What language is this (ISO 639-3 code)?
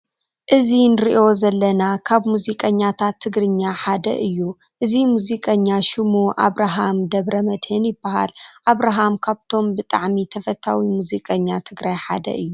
tir